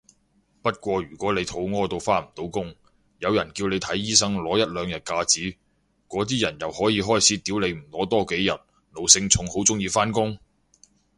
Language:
Cantonese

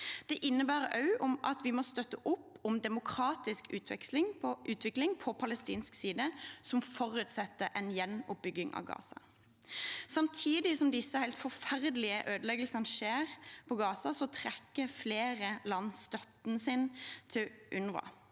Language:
Norwegian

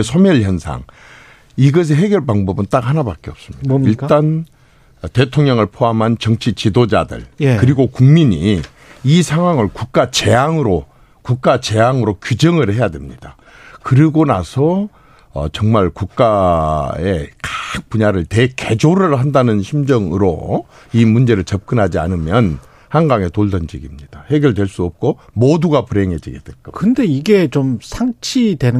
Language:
Korean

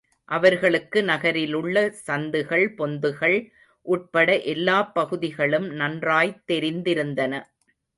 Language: Tamil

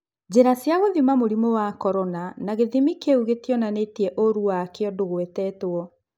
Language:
Kikuyu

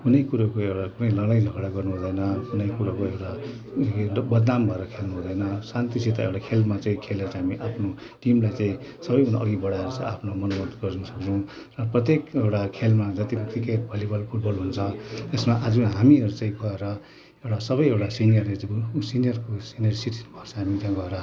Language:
Nepali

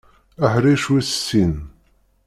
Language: Kabyle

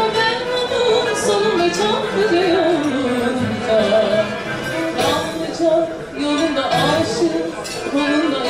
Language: Turkish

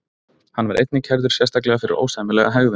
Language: Icelandic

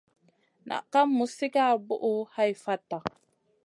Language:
Masana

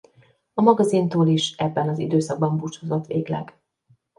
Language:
Hungarian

